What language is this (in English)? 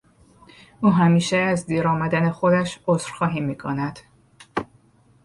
Persian